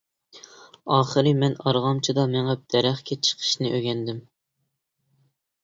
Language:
Uyghur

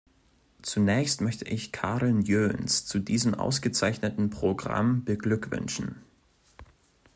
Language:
German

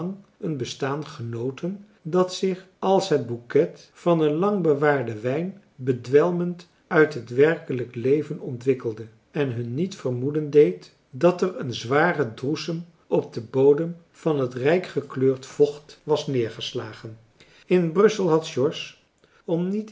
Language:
Dutch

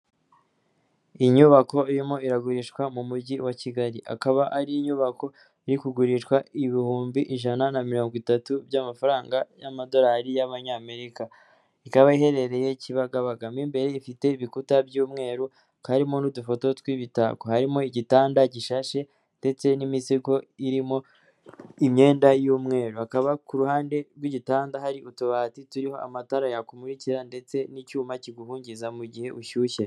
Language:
Kinyarwanda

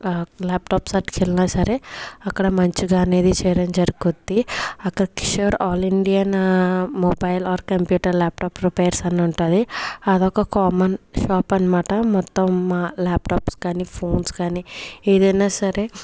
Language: Telugu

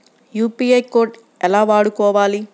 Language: Telugu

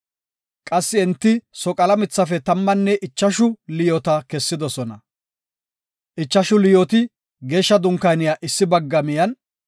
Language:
Gofa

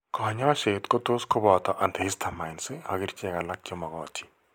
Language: Kalenjin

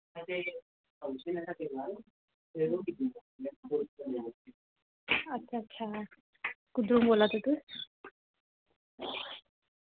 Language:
Dogri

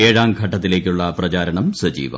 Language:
Malayalam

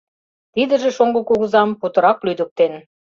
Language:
Mari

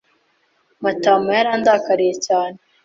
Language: Kinyarwanda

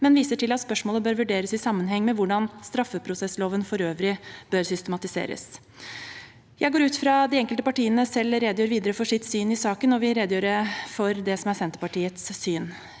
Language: Norwegian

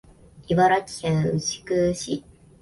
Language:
Japanese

